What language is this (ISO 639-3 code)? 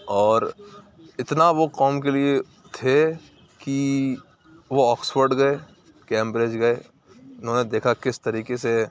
urd